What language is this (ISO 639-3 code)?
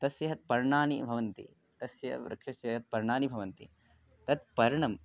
san